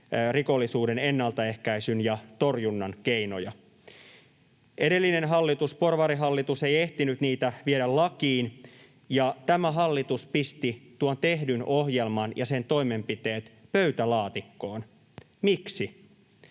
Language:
Finnish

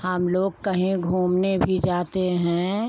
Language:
Hindi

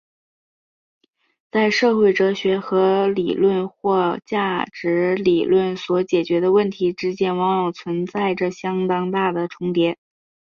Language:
Chinese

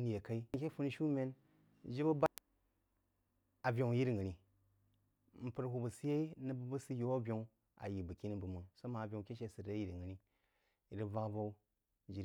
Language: Jiba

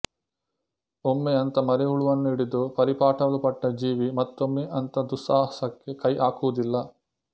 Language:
Kannada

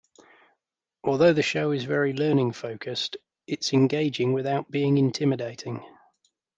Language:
English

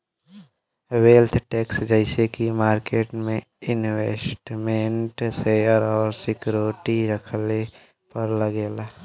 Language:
Bhojpuri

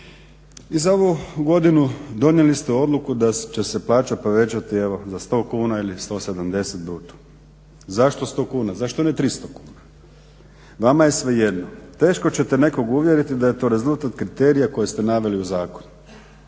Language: Croatian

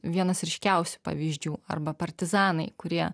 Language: Lithuanian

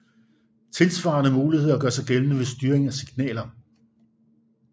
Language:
Danish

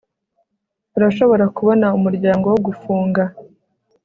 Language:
Kinyarwanda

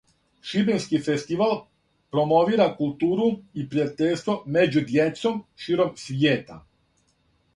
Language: Serbian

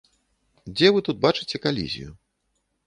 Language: Belarusian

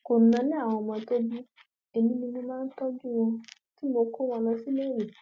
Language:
Yoruba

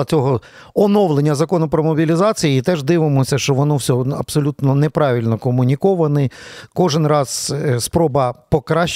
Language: Ukrainian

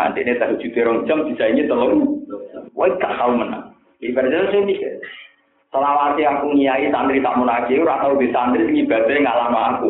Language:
Indonesian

